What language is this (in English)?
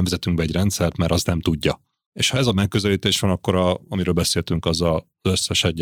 Hungarian